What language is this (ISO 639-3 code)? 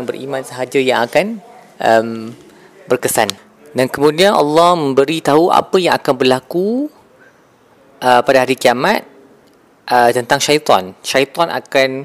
msa